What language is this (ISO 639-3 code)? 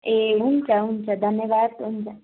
nep